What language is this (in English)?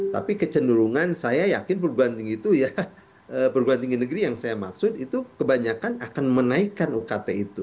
Indonesian